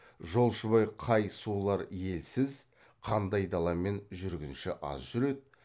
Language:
Kazakh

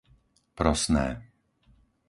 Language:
Slovak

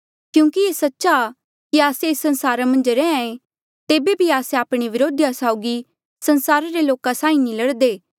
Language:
Mandeali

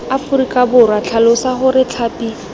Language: Tswana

